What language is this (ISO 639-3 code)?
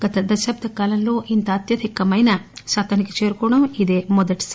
tel